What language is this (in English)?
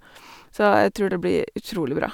Norwegian